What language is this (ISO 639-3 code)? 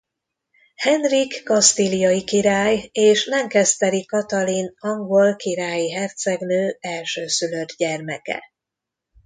hun